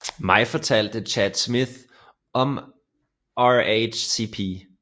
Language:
Danish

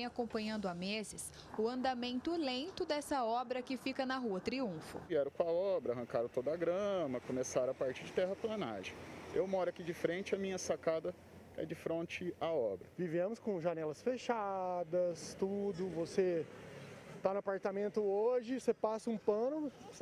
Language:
Portuguese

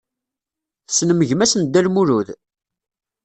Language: Kabyle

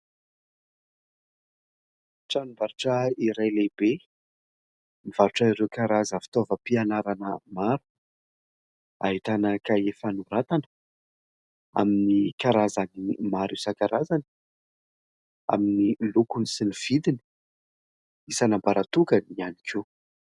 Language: Malagasy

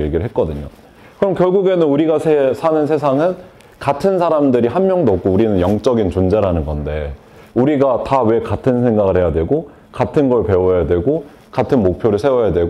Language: Korean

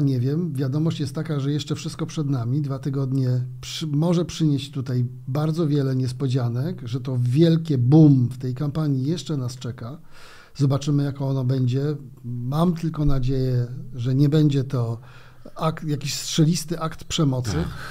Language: Polish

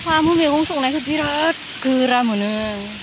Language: Bodo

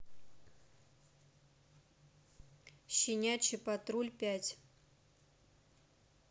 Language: Russian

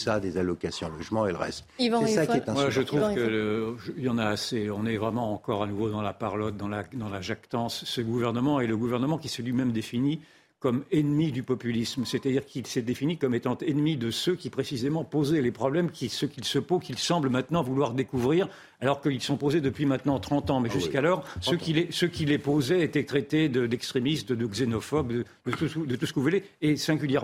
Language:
French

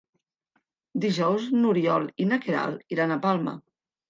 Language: Catalan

